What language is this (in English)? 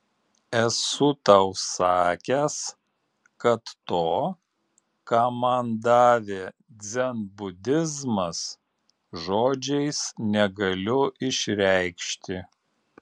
Lithuanian